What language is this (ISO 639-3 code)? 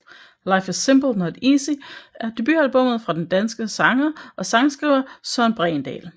dan